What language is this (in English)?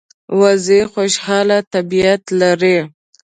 Pashto